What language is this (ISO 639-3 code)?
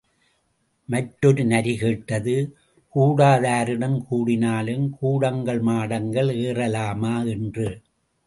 tam